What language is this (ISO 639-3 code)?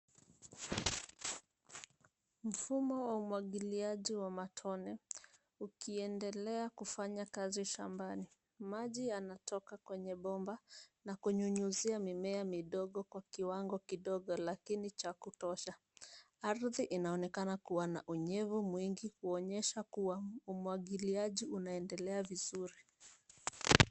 swa